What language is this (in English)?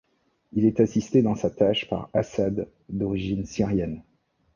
French